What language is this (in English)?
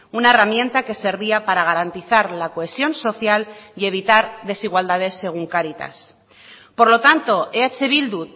Spanish